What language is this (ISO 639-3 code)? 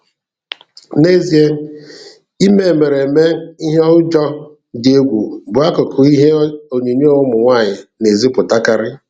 ibo